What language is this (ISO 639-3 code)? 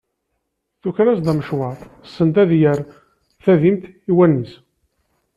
kab